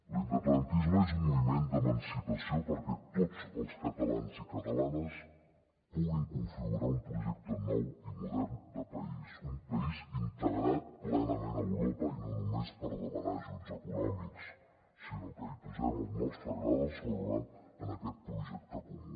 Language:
Catalan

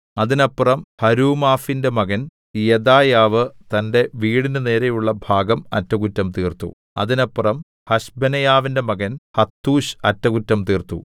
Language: Malayalam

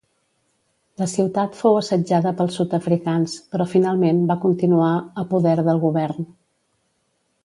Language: Catalan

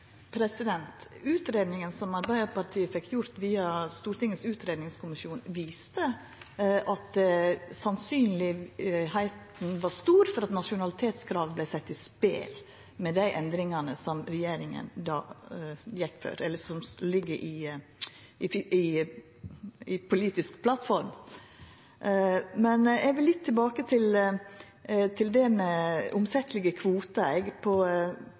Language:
Norwegian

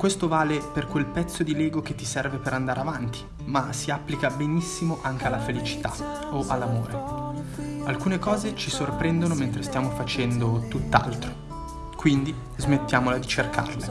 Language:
Italian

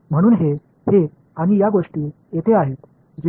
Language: Tamil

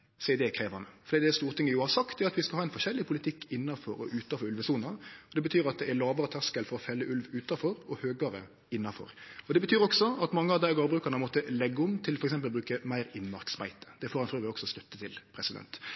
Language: Norwegian Nynorsk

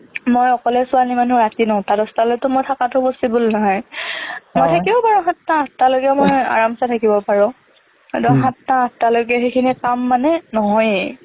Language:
Assamese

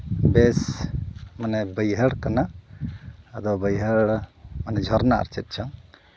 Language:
Santali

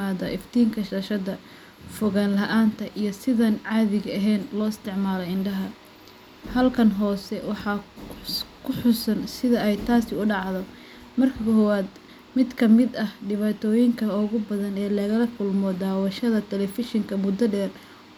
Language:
Somali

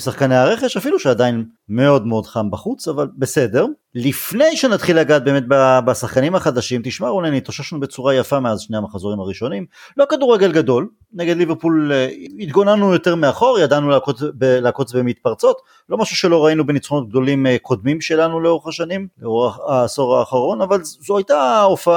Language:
Hebrew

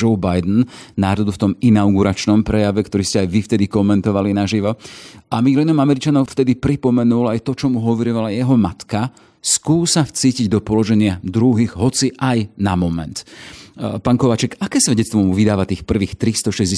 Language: Slovak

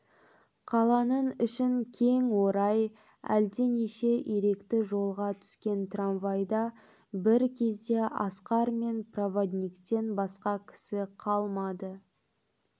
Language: Kazakh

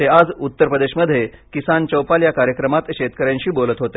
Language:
Marathi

